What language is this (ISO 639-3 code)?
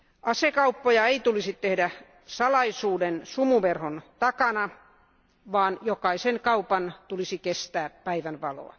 fin